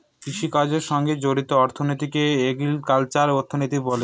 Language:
Bangla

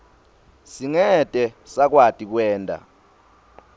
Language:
Swati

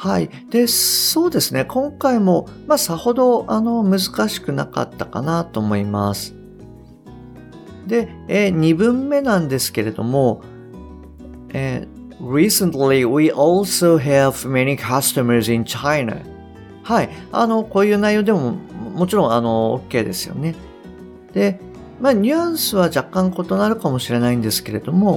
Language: Japanese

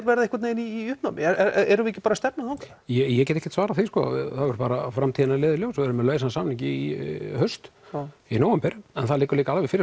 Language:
Icelandic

